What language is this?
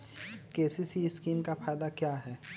Magahi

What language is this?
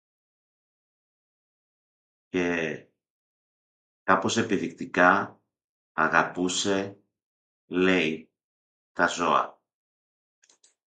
Greek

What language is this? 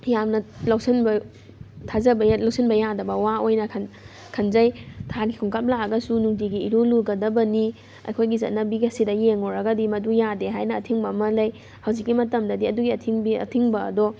Manipuri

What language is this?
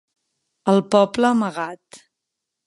Catalan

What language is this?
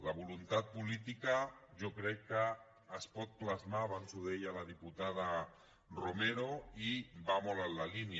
Catalan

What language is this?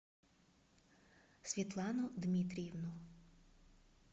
Russian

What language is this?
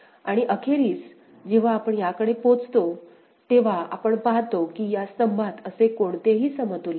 Marathi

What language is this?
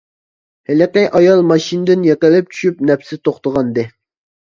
Uyghur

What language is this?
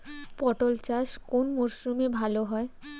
Bangla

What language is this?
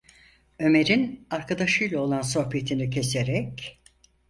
Turkish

